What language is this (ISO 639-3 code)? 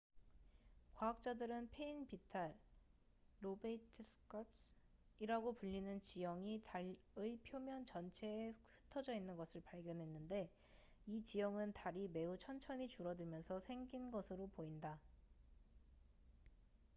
kor